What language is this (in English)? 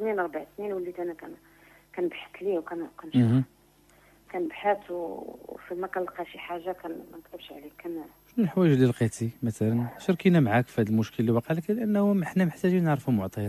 Arabic